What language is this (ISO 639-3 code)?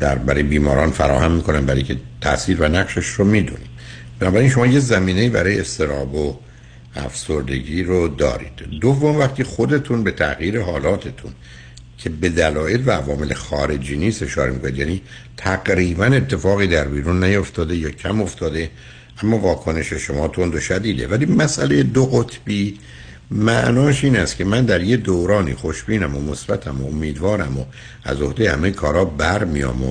fas